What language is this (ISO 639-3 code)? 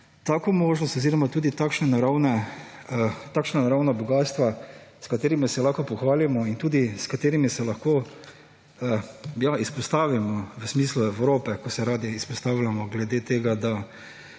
slv